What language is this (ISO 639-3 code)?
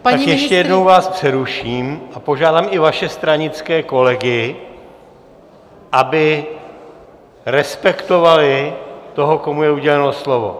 ces